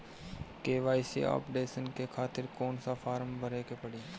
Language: Bhojpuri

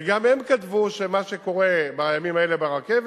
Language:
Hebrew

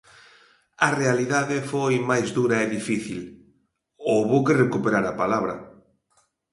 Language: Galician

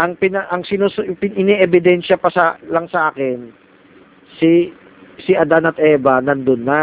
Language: Filipino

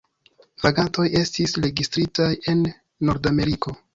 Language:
Esperanto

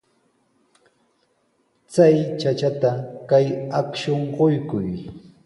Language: Sihuas Ancash Quechua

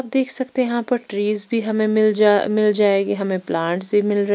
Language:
Hindi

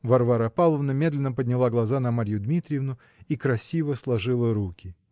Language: Russian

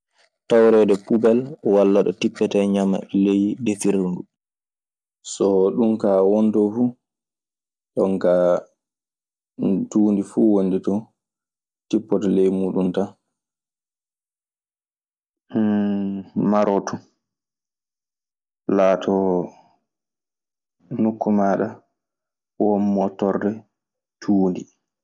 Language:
Maasina Fulfulde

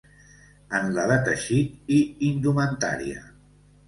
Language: Catalan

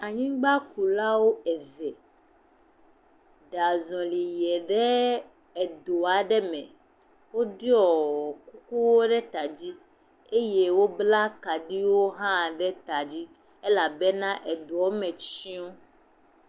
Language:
Ewe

